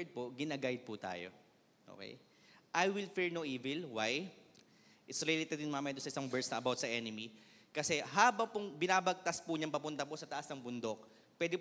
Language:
Filipino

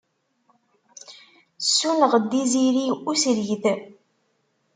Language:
Kabyle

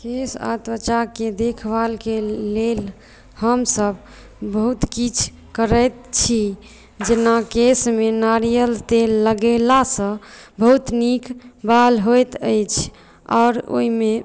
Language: Maithili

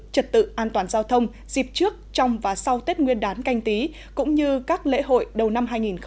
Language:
Vietnamese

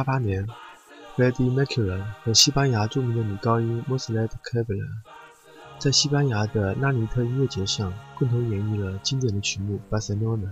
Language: Chinese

